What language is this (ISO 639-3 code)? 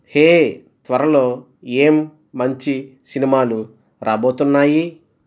tel